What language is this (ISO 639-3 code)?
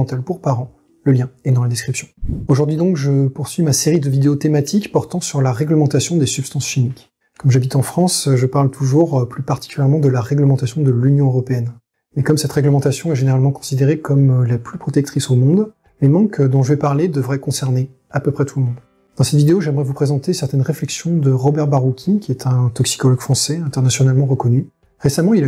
fra